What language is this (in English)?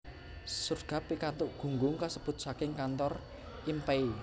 Javanese